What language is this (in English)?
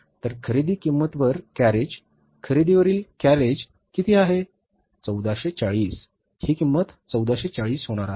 Marathi